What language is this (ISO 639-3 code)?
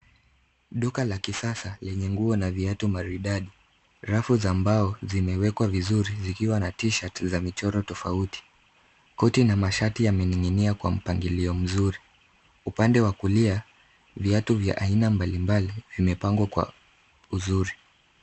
swa